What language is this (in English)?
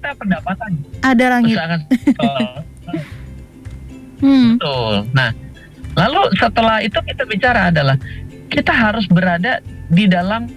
Indonesian